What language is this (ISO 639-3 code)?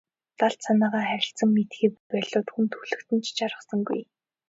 mon